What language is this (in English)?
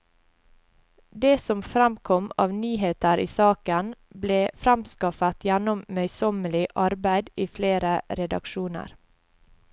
Norwegian